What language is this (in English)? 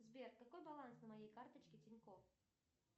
Russian